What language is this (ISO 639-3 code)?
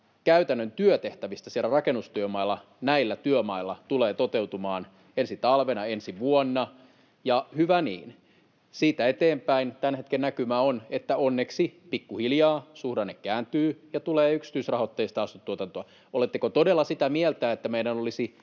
fin